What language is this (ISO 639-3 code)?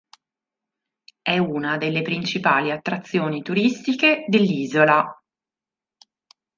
ita